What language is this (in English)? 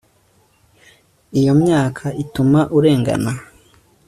Kinyarwanda